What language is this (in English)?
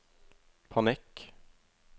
Norwegian